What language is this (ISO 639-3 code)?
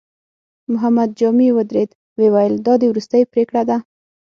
pus